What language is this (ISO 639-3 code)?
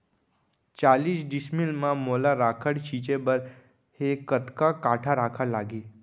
hne